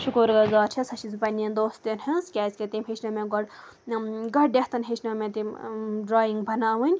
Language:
Kashmiri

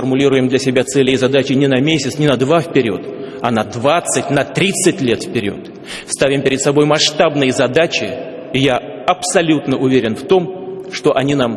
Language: Russian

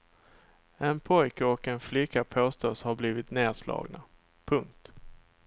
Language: Swedish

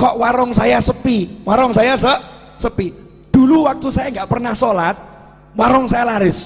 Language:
Indonesian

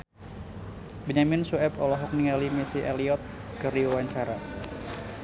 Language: Sundanese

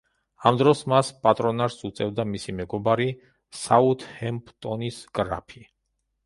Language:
Georgian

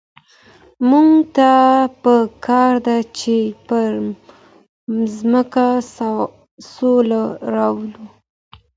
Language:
Pashto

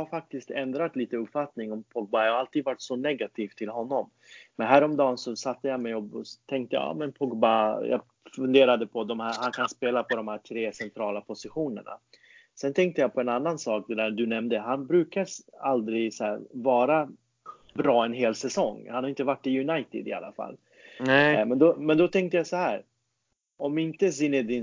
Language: Swedish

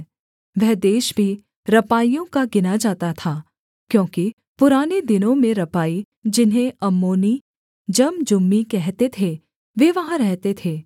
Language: Hindi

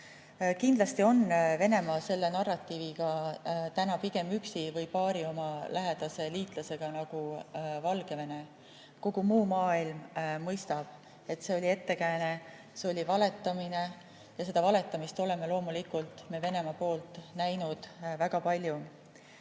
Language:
Estonian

